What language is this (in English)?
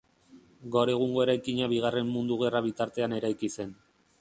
Basque